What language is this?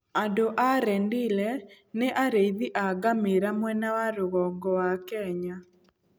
Kikuyu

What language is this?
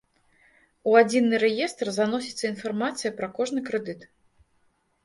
Belarusian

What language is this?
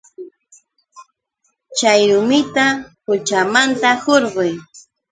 Yauyos Quechua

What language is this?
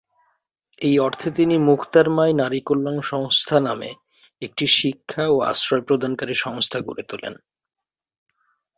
Bangla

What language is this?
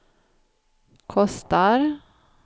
Swedish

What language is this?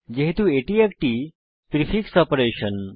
Bangla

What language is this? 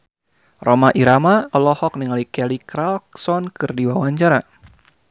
Sundanese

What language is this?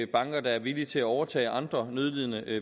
Danish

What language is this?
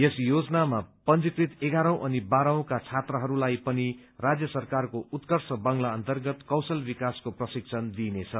Nepali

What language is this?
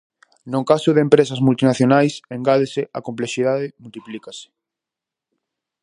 Galician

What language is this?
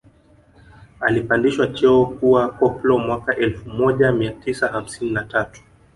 Swahili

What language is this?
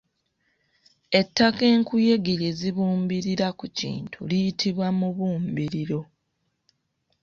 Ganda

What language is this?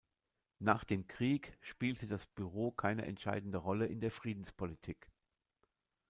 German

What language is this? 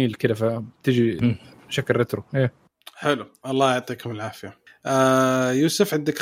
Arabic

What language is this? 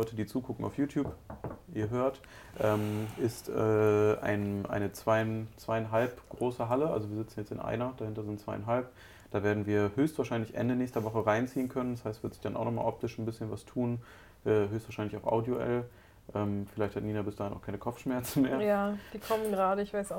German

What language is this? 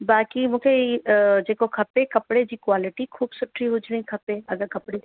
Sindhi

